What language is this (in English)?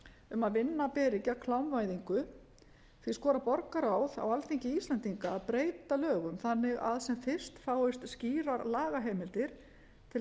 Icelandic